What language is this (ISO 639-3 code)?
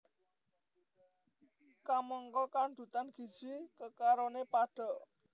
jav